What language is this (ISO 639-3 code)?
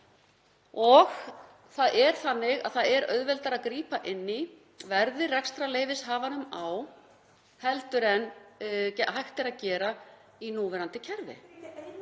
isl